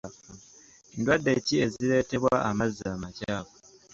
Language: Ganda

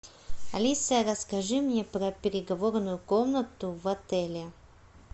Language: Russian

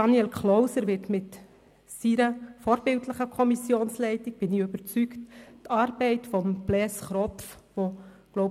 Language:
Swiss German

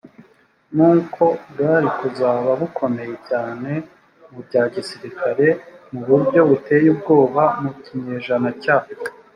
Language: Kinyarwanda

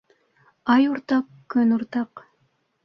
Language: Bashkir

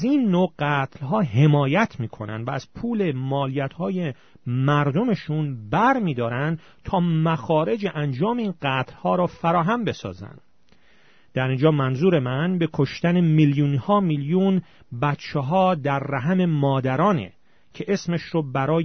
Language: Persian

